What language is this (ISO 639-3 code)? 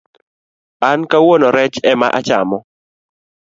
luo